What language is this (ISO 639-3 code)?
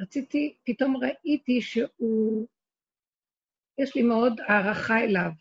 heb